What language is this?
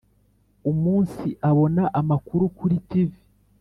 Kinyarwanda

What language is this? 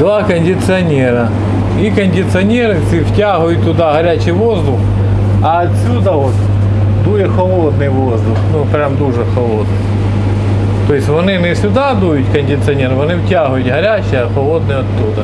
Russian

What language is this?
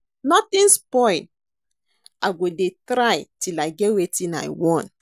Nigerian Pidgin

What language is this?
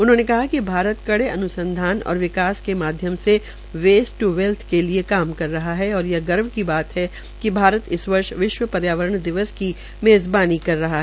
Hindi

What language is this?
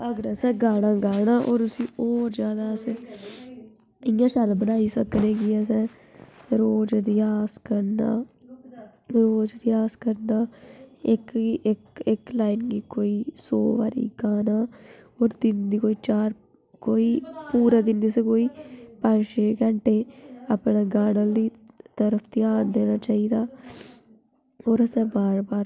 Dogri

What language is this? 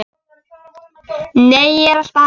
Icelandic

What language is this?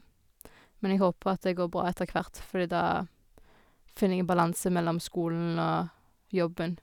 Norwegian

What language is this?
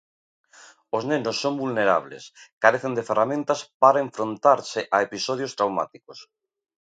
Galician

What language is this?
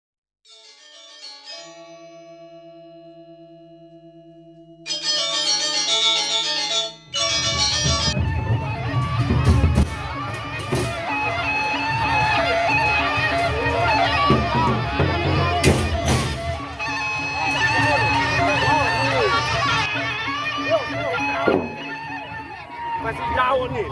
Indonesian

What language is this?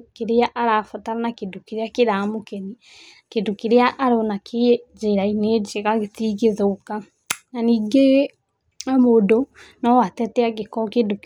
Kikuyu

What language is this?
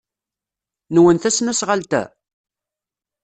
Kabyle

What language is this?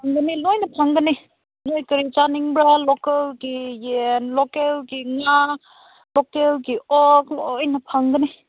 Manipuri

